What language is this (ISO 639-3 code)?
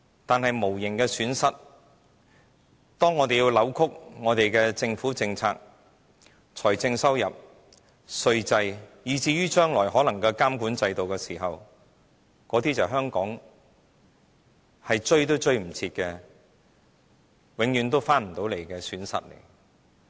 yue